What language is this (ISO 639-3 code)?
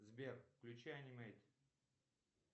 rus